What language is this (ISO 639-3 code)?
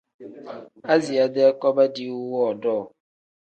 kdh